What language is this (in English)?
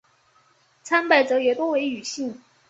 Chinese